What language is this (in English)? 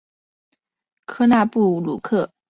Chinese